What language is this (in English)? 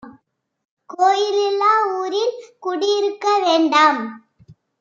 Tamil